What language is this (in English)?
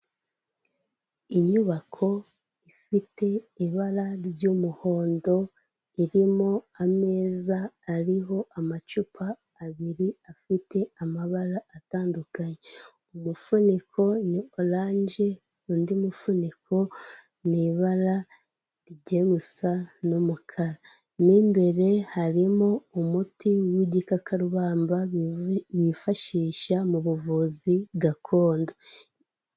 Kinyarwanda